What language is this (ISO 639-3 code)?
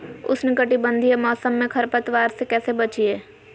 mag